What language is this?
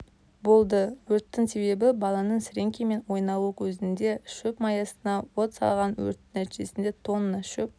Kazakh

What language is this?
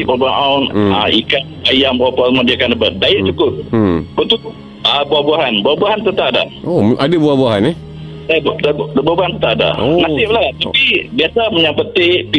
Malay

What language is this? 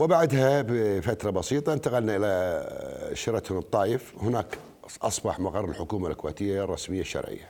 Arabic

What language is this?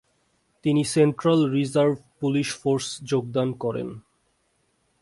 Bangla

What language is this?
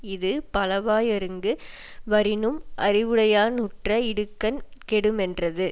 Tamil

